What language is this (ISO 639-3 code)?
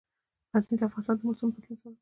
pus